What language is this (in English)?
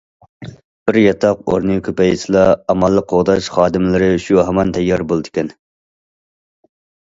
Uyghur